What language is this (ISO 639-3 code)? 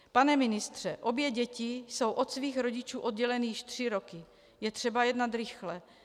ces